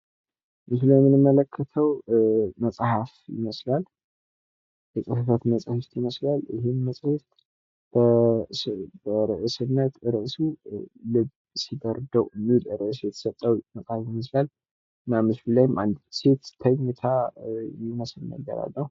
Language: Amharic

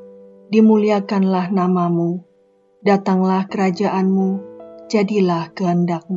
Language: Indonesian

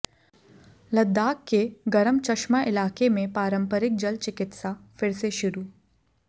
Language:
Hindi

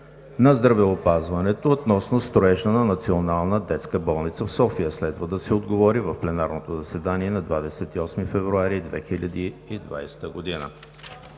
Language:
Bulgarian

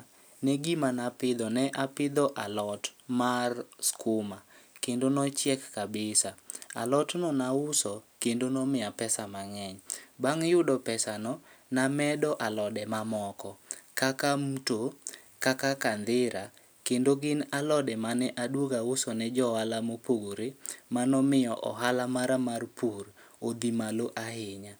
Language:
Luo (Kenya and Tanzania)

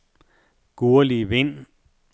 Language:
Danish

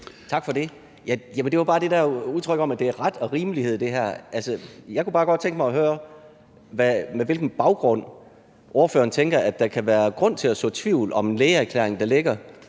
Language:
Danish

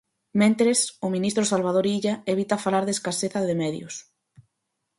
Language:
Galician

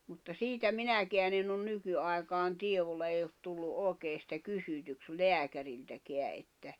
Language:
Finnish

